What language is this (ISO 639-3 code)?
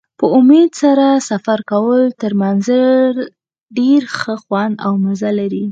pus